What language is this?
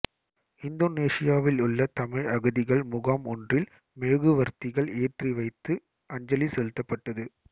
Tamil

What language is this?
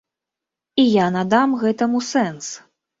Belarusian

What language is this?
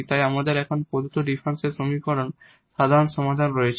Bangla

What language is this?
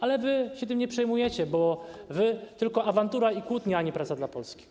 Polish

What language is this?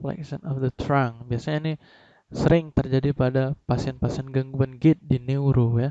Indonesian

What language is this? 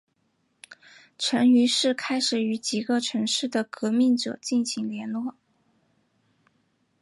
Chinese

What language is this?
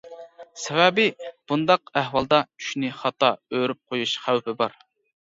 Uyghur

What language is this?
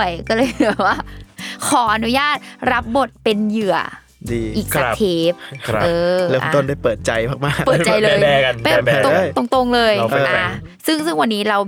Thai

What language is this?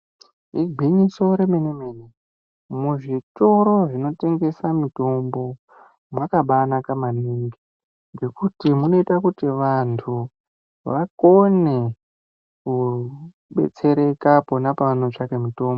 Ndau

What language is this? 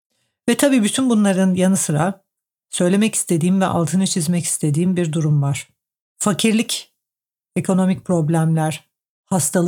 Turkish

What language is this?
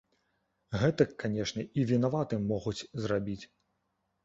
Belarusian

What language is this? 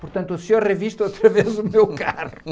Portuguese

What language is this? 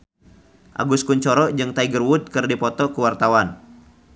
Sundanese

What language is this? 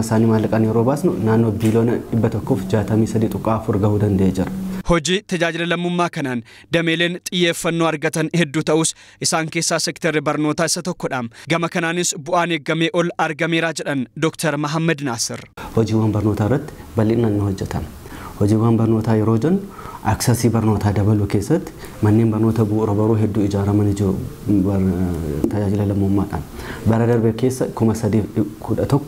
Arabic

